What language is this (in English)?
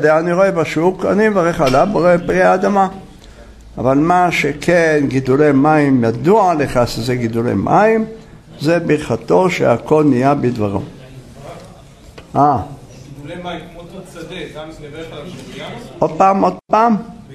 Hebrew